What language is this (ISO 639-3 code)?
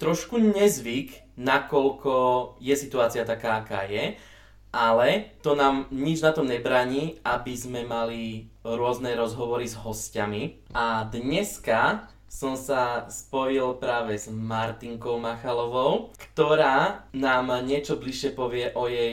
slk